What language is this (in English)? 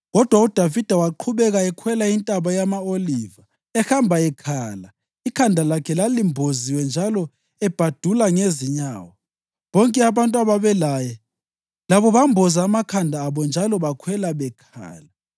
North Ndebele